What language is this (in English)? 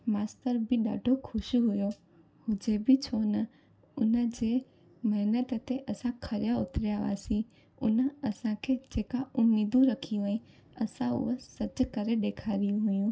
Sindhi